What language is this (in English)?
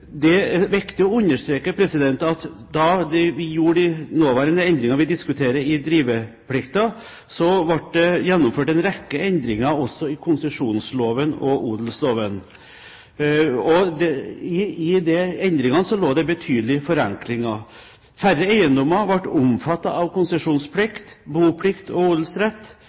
Norwegian Bokmål